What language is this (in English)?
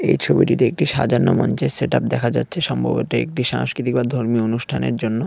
Bangla